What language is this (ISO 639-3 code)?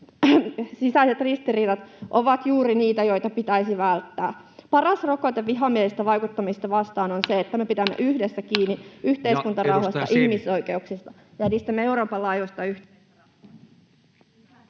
fin